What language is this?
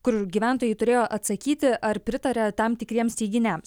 Lithuanian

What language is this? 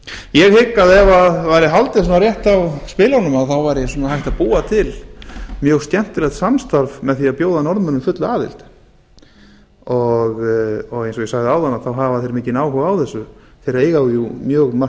Icelandic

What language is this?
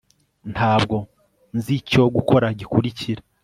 Kinyarwanda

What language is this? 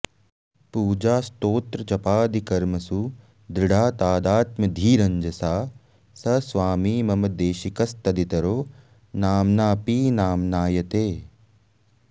Sanskrit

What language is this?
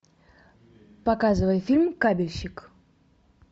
Russian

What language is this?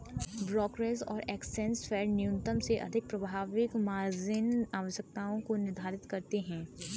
Hindi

